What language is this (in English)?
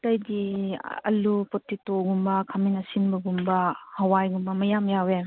Manipuri